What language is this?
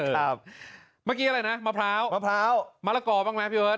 Thai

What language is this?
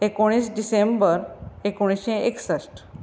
Konkani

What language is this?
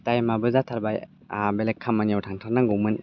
Bodo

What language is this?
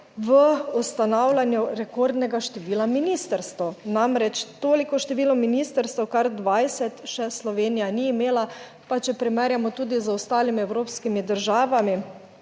Slovenian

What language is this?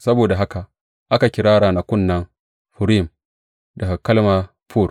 Hausa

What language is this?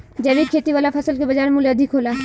Bhojpuri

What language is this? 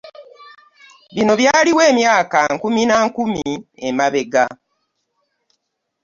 Ganda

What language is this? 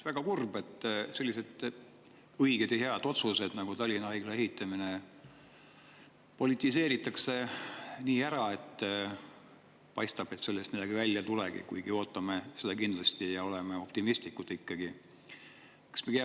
Estonian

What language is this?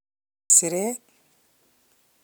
Kalenjin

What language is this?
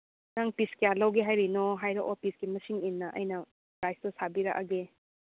Manipuri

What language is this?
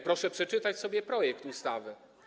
Polish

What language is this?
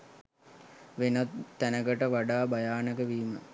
Sinhala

